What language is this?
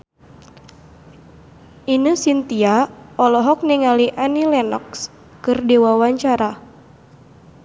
Sundanese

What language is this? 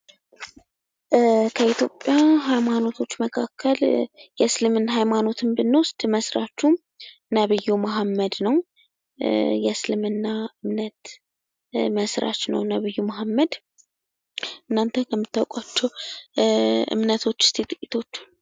Amharic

